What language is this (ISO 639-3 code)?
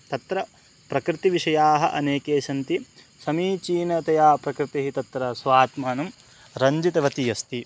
san